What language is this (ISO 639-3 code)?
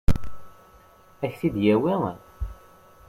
kab